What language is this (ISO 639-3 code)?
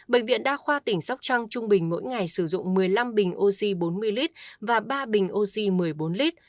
vie